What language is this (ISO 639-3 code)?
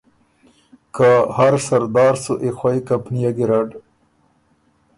oru